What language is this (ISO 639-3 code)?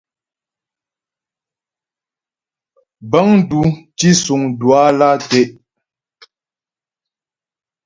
bbj